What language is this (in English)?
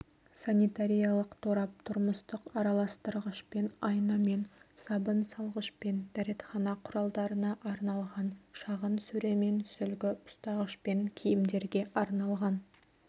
Kazakh